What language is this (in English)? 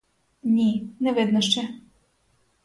Ukrainian